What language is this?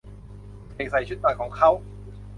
Thai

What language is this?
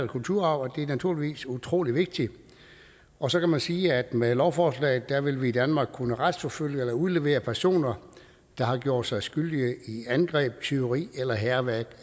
Danish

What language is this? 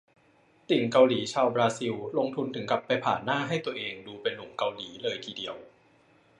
Thai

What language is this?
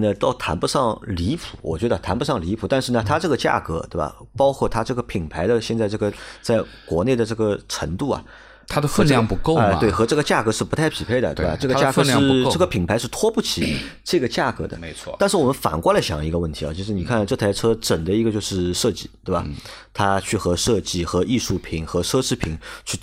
Chinese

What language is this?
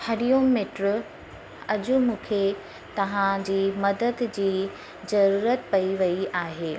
Sindhi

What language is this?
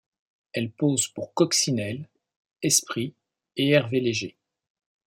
French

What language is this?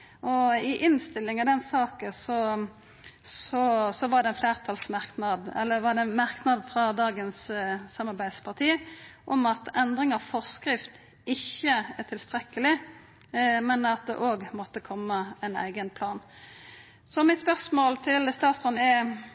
Norwegian Nynorsk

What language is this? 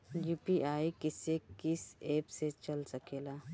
Bhojpuri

